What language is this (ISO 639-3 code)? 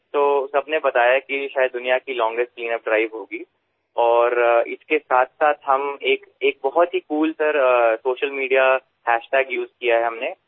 asm